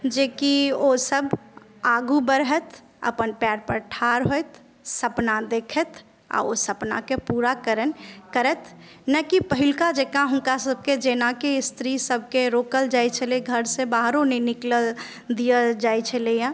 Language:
Maithili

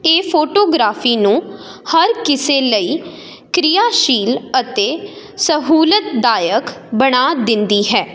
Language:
Punjabi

